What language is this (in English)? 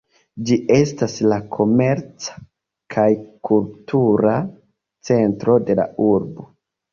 Esperanto